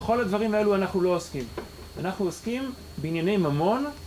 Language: Hebrew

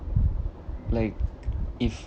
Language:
English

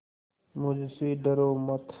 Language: Hindi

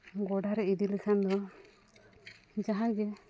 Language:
Santali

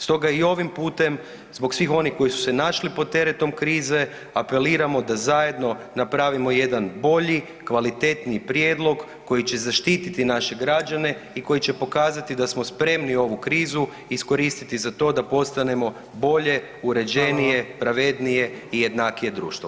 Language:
Croatian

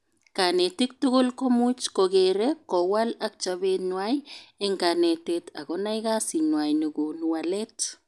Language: Kalenjin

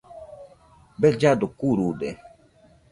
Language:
Nüpode Huitoto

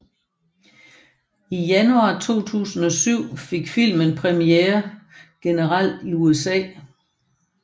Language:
Danish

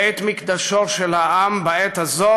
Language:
Hebrew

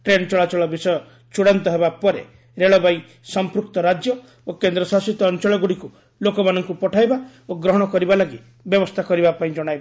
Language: Odia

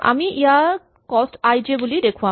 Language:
Assamese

